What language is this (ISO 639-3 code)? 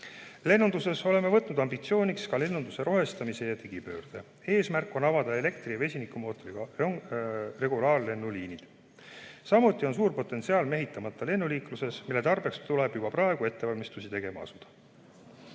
est